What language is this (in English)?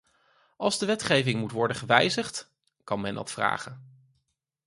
Dutch